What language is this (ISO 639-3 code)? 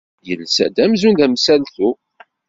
kab